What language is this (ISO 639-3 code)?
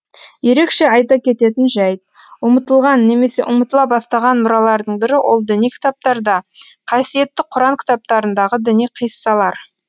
kaz